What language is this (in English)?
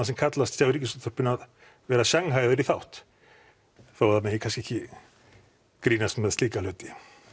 Icelandic